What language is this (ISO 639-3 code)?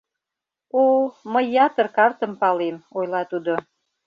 chm